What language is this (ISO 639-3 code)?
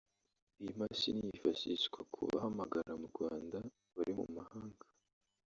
kin